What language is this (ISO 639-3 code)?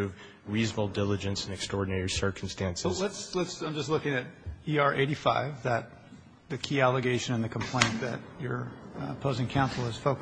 eng